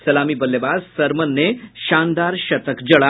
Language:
Hindi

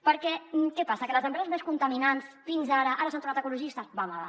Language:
Catalan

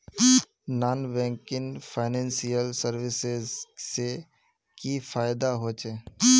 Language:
Magahi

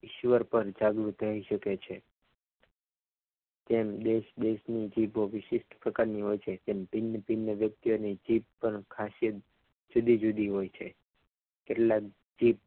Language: Gujarati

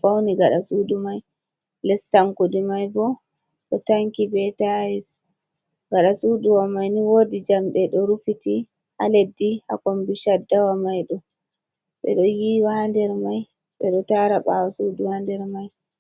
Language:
Fula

